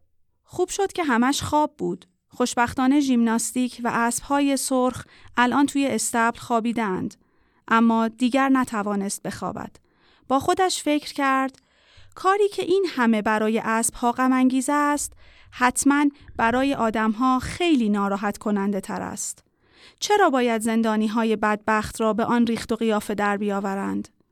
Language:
Persian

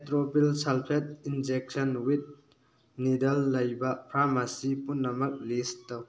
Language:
Manipuri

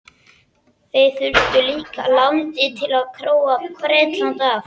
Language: Icelandic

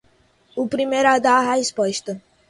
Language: Portuguese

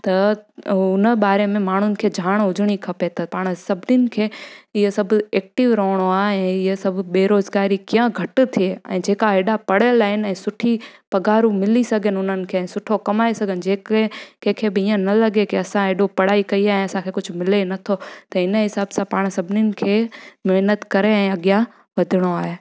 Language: Sindhi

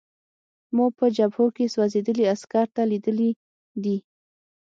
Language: Pashto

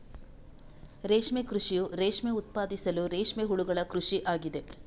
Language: Kannada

